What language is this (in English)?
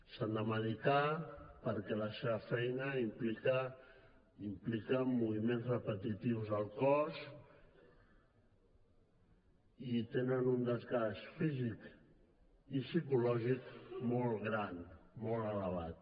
Catalan